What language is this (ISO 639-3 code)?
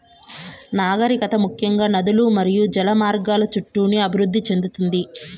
tel